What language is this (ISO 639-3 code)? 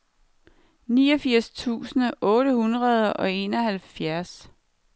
dan